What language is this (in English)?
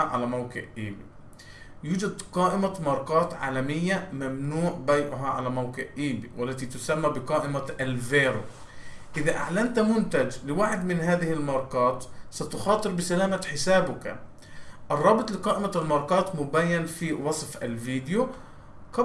Arabic